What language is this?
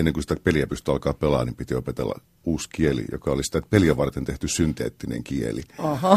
Finnish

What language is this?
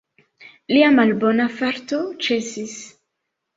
Esperanto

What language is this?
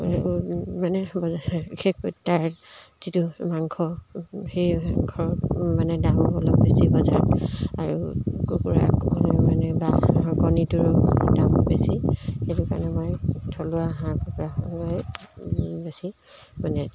Assamese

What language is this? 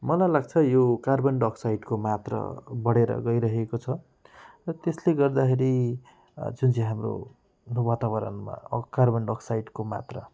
Nepali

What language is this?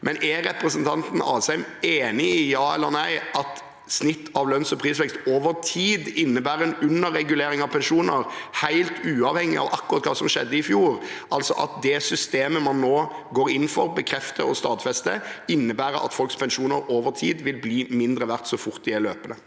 Norwegian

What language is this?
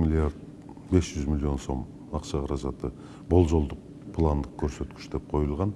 Turkish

